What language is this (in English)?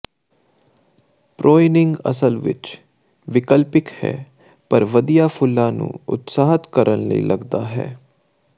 Punjabi